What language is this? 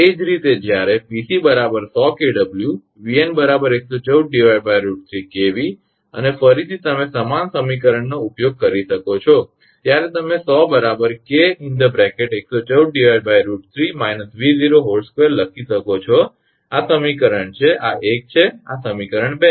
Gujarati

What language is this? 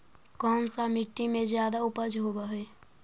Magahi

